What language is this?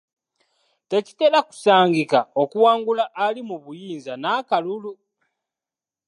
Ganda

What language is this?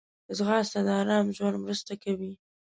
Pashto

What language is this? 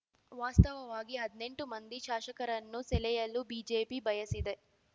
Kannada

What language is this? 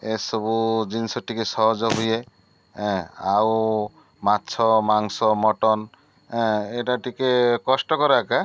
Odia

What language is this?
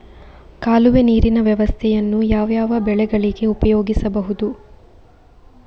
Kannada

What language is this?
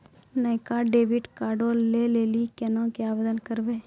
Maithili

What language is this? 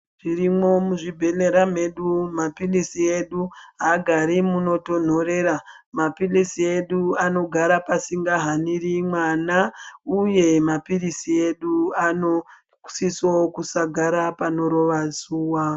Ndau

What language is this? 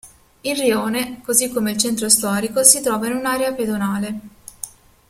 Italian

